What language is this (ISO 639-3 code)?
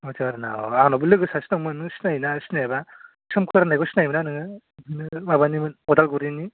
brx